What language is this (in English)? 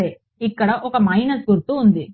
Telugu